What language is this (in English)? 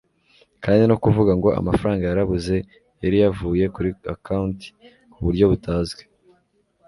Kinyarwanda